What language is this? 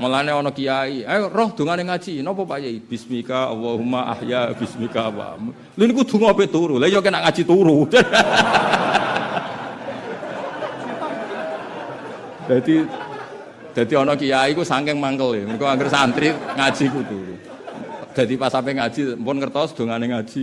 Indonesian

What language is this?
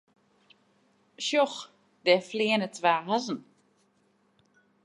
Western Frisian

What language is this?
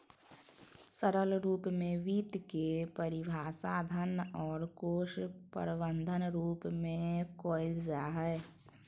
Magahi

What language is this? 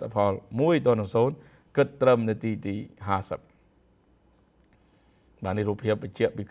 Vietnamese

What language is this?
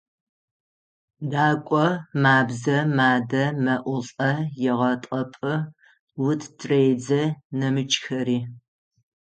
Adyghe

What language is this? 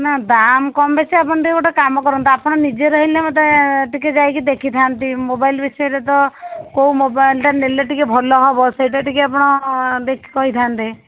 Odia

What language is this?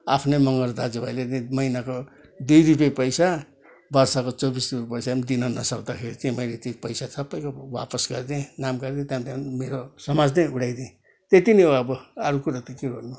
Nepali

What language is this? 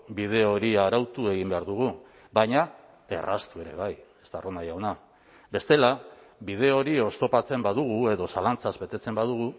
Basque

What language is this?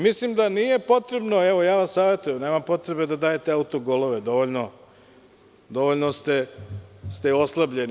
Serbian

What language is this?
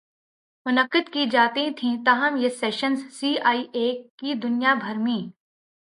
Urdu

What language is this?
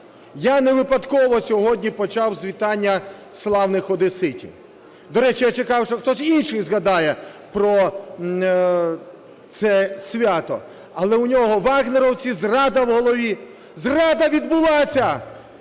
Ukrainian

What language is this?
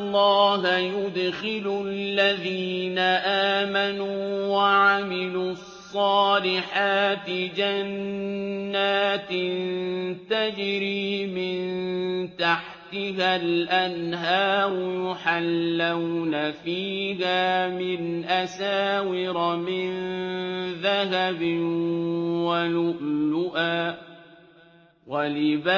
Arabic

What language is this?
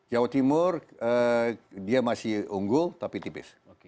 Indonesian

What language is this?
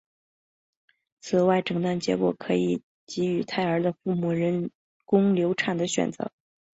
Chinese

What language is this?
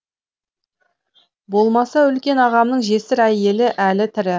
Kazakh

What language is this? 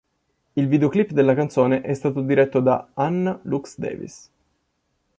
Italian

